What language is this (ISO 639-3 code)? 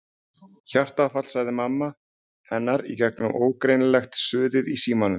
isl